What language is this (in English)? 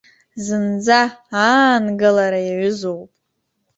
Abkhazian